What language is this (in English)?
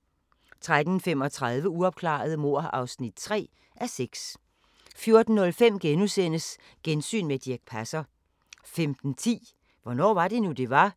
Danish